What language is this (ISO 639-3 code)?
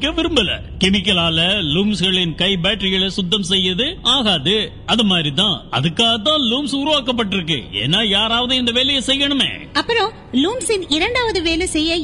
tam